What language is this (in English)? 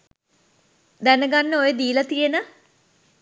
Sinhala